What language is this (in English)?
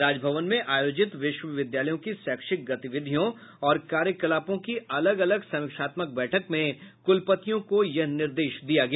Hindi